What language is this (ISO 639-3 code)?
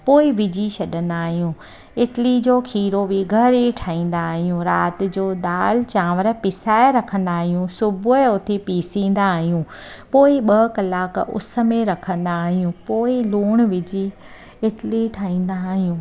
snd